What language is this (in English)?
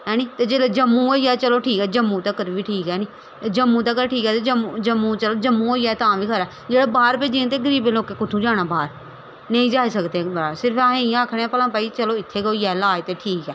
Dogri